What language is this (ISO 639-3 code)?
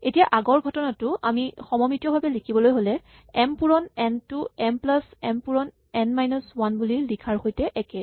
asm